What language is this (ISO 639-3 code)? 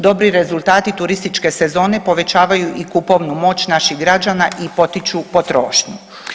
hrv